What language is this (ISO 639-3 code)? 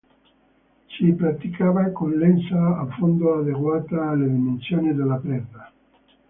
ita